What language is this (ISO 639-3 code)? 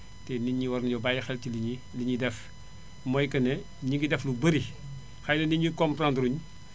wol